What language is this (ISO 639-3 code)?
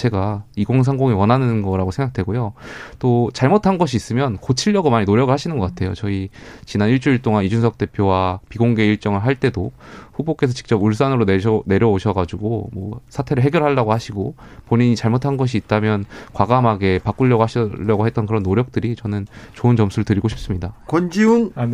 kor